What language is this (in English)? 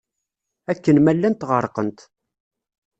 Kabyle